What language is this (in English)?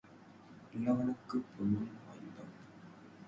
Tamil